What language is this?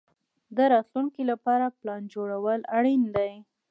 Pashto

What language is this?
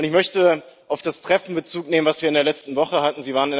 German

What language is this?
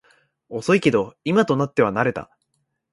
Japanese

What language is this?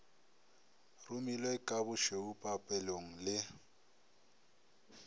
Northern Sotho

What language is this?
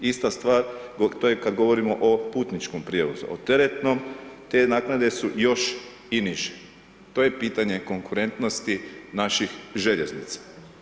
Croatian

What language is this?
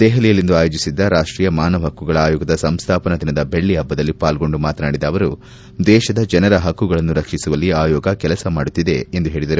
Kannada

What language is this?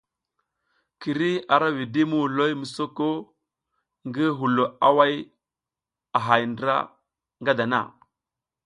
South Giziga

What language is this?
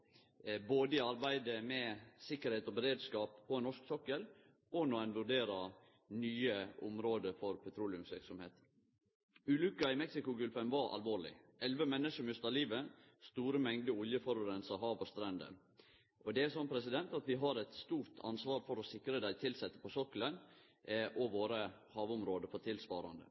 Norwegian Nynorsk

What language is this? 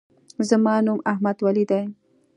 Pashto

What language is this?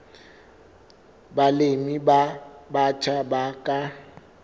Southern Sotho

